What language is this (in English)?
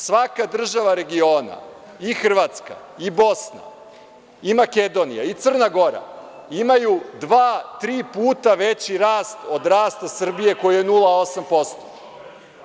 Serbian